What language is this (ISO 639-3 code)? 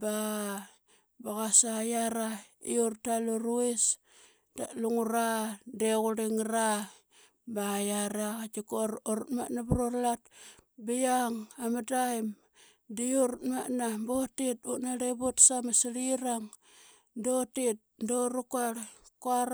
byx